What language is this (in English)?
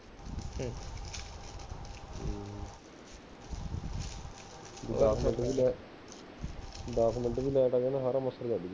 Punjabi